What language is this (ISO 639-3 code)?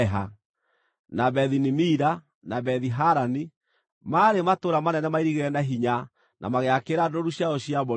kik